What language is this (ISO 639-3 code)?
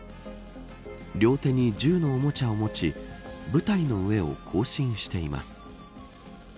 jpn